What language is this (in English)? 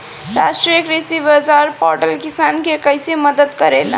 Bhojpuri